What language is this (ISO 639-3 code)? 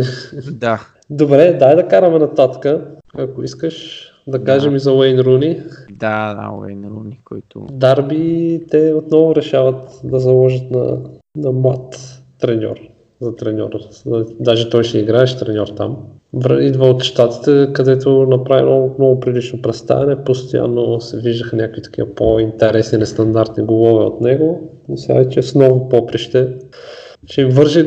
bul